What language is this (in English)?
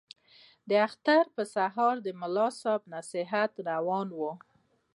Pashto